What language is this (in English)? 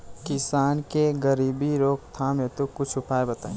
Bhojpuri